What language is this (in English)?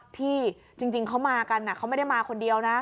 Thai